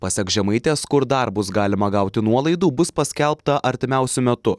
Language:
Lithuanian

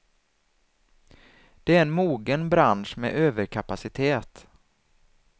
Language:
Swedish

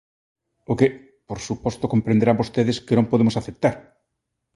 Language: Galician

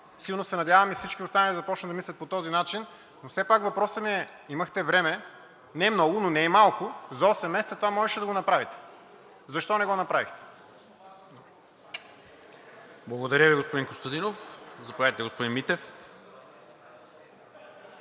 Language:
Bulgarian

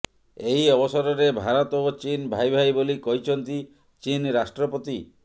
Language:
Odia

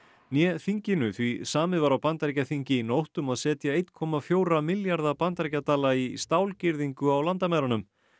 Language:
Icelandic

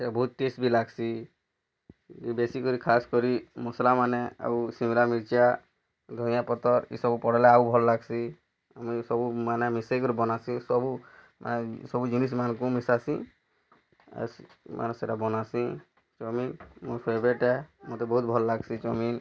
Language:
Odia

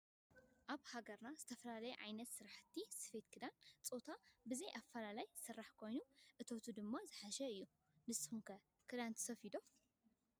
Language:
Tigrinya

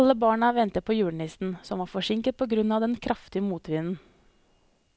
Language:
Norwegian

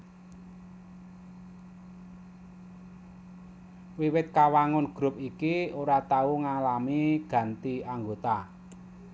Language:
Javanese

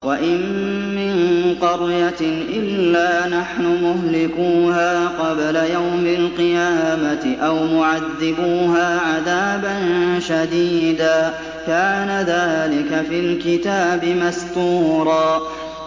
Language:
Arabic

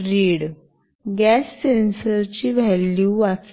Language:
Marathi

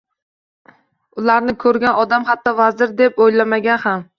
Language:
Uzbek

